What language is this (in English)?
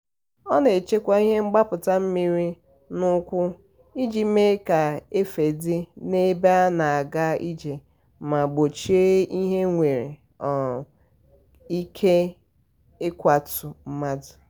Igbo